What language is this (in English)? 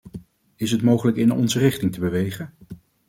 Dutch